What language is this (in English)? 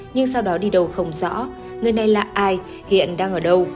Vietnamese